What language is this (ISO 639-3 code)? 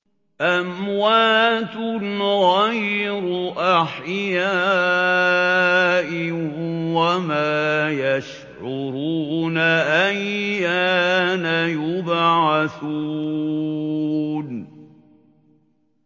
ara